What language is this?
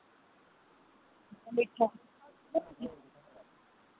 Dogri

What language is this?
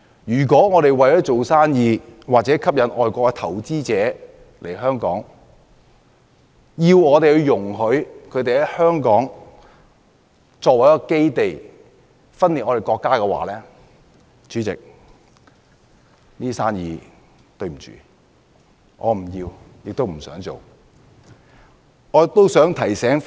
Cantonese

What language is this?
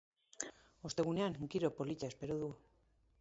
Basque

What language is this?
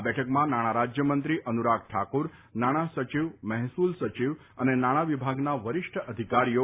Gujarati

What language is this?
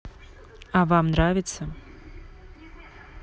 Russian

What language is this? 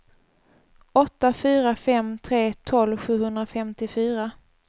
Swedish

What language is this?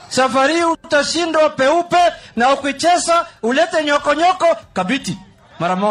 Swahili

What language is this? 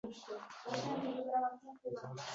Uzbek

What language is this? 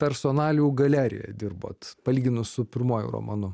Lithuanian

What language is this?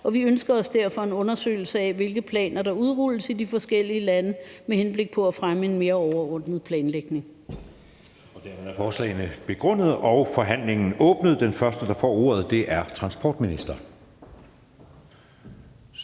Danish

